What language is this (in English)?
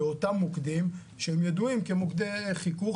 Hebrew